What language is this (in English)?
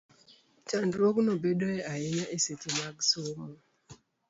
Luo (Kenya and Tanzania)